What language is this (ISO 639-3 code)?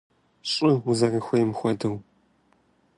kbd